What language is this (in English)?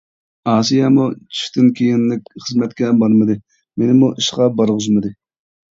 Uyghur